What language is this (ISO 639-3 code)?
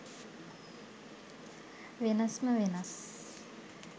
sin